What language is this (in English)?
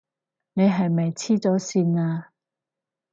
Cantonese